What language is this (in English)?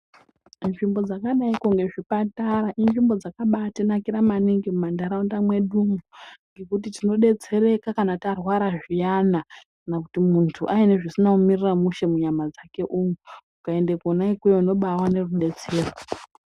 Ndau